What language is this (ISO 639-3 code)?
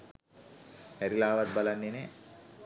sin